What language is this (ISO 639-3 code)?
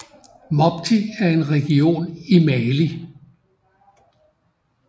dan